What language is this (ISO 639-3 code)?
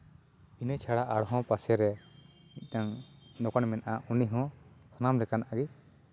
sat